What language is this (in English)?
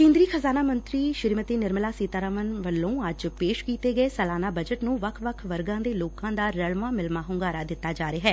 Punjabi